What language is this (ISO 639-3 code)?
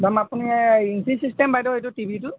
asm